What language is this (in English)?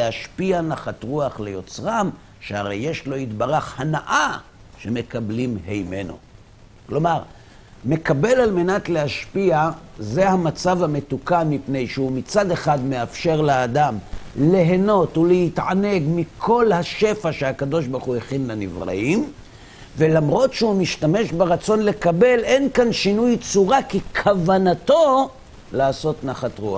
Hebrew